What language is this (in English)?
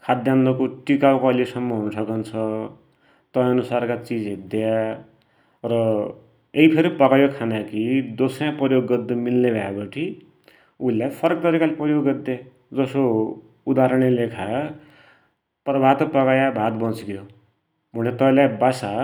Dotyali